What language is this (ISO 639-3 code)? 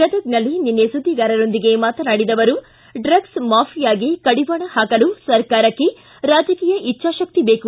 kan